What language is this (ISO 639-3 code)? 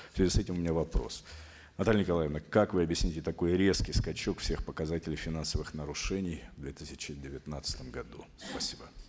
kaz